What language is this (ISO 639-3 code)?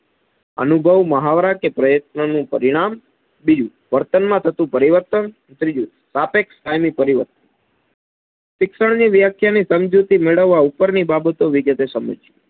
guj